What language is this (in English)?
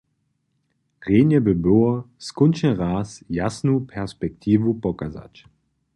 Upper Sorbian